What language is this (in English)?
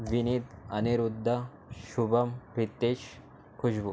Marathi